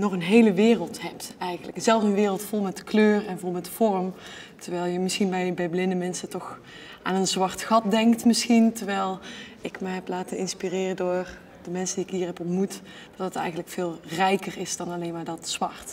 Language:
Dutch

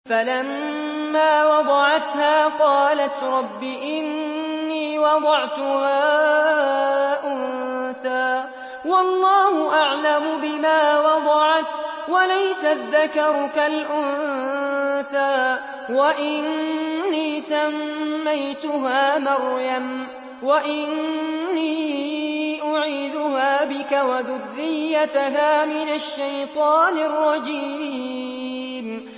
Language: Arabic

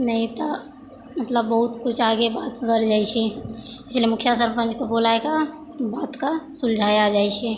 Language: Maithili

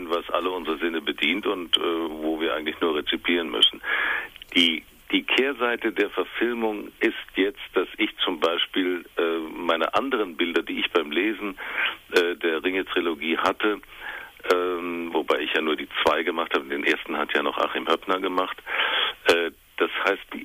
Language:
German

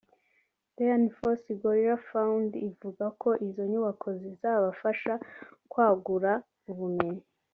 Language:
Kinyarwanda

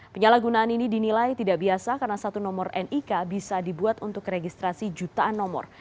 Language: Indonesian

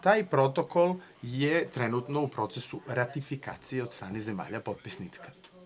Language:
Serbian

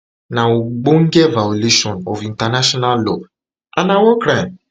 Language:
Nigerian Pidgin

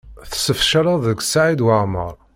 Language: Kabyle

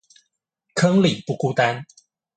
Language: Chinese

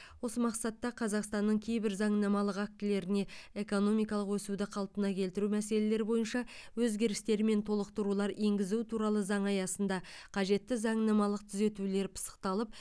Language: Kazakh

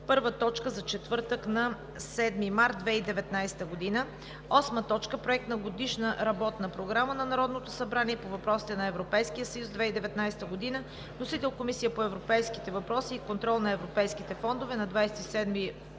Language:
Bulgarian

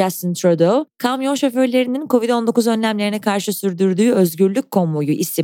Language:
Turkish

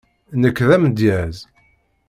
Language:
Kabyle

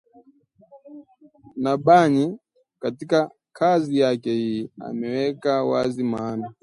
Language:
Swahili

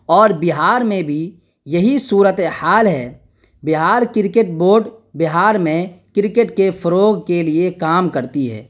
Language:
Urdu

